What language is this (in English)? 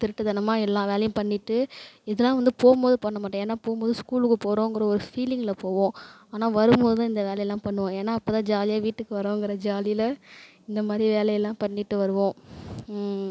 Tamil